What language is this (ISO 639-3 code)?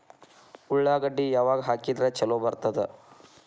kan